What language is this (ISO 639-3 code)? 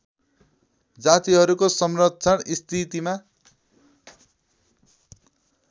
nep